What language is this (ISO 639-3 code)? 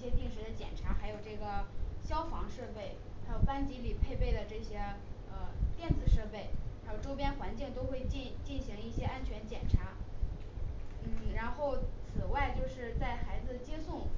zho